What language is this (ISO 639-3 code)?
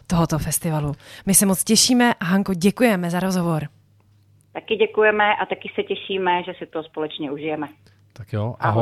ces